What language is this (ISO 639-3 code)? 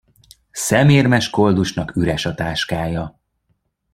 hun